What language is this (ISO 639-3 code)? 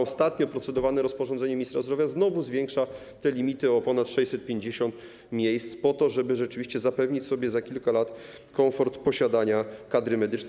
pol